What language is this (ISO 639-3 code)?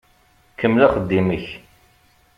kab